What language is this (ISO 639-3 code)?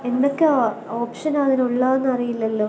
mal